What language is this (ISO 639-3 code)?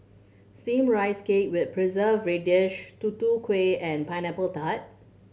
eng